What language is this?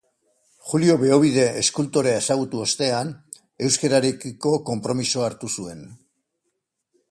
Basque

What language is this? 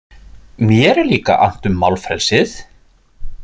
Icelandic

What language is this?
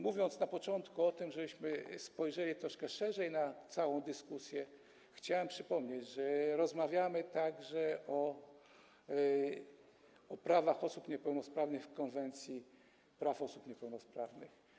Polish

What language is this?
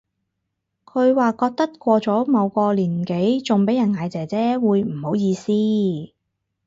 Cantonese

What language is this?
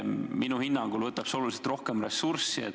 Estonian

